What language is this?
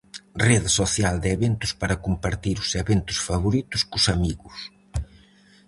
Galician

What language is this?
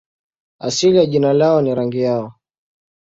Swahili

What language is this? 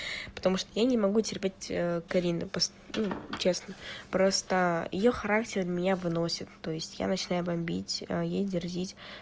Russian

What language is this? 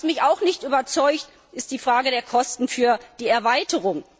German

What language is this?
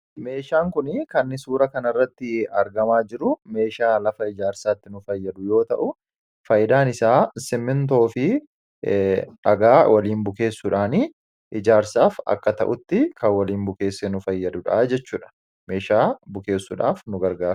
Oromo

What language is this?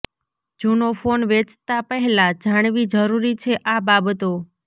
Gujarati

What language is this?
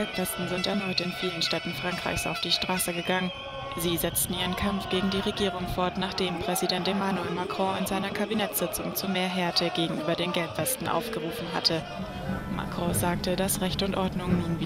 German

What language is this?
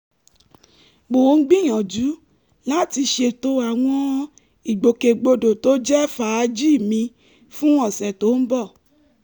Yoruba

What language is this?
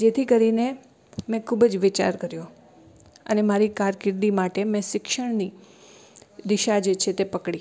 Gujarati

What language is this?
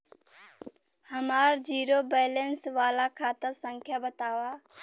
Bhojpuri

